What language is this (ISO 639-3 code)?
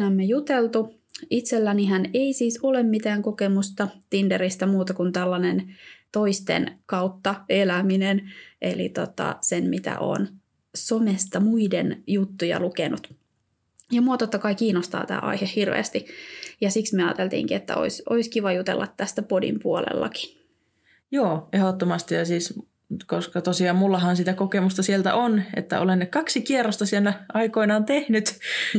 fin